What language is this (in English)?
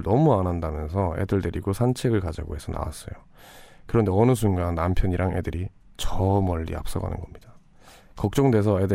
Korean